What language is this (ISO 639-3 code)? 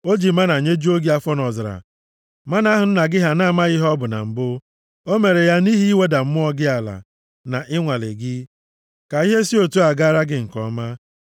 ibo